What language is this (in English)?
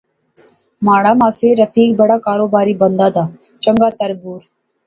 Pahari-Potwari